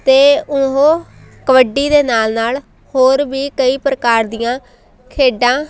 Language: Punjabi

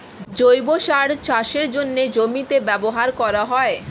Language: Bangla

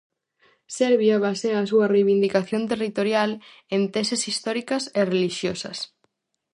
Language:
Galician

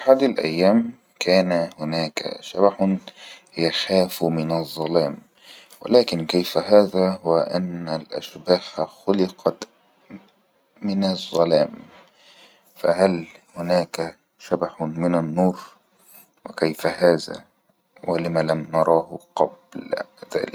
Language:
Egyptian Arabic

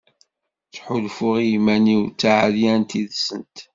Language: Kabyle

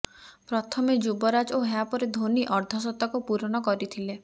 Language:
Odia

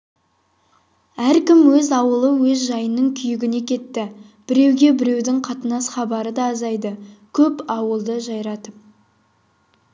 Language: Kazakh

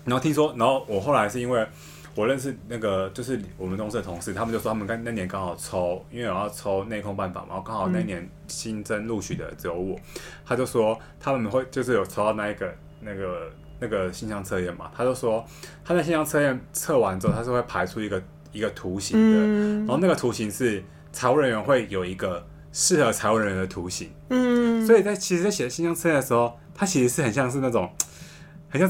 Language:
Chinese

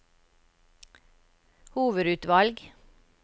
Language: Norwegian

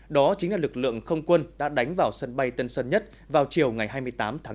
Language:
Vietnamese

